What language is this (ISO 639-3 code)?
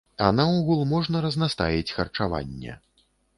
bel